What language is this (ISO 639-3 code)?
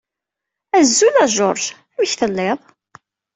kab